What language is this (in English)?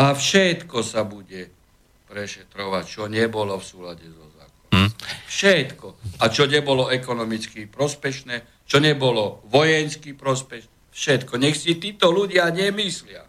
Slovak